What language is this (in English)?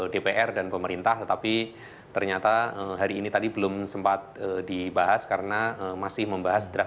Indonesian